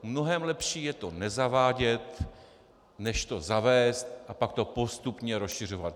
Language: Czech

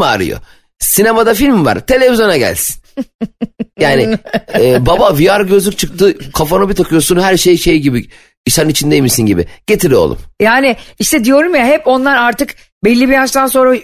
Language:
Turkish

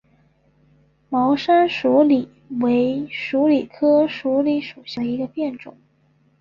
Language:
Chinese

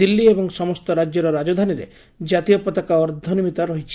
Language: Odia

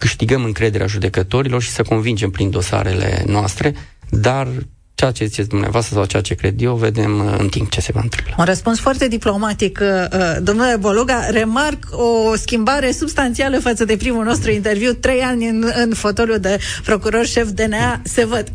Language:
Romanian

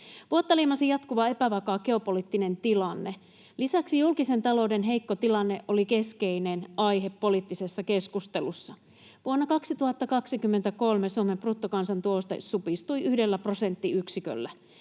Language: Finnish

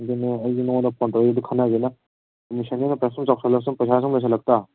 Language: Manipuri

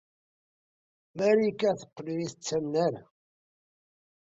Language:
Kabyle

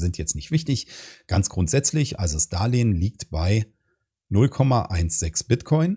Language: German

